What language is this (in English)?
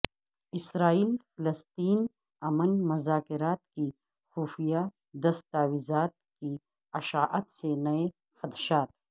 Urdu